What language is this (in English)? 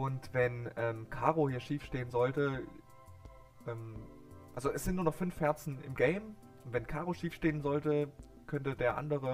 German